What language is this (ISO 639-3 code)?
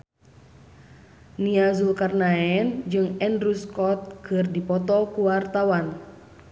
sun